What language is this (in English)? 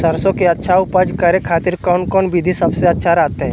Magahi